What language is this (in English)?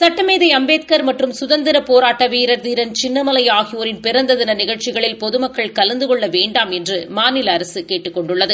Tamil